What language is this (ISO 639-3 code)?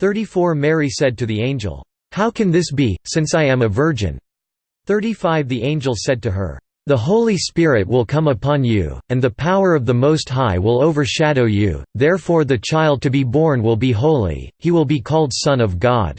eng